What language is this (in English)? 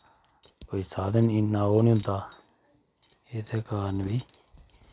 Dogri